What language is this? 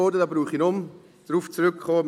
Swiss German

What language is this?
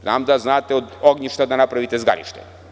Serbian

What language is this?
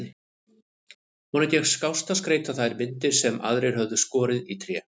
Icelandic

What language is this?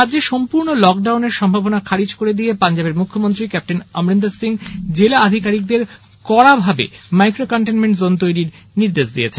Bangla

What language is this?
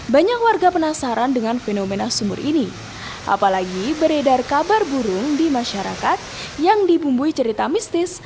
Indonesian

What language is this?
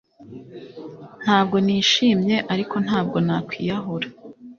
Kinyarwanda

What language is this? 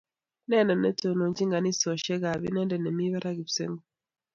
Kalenjin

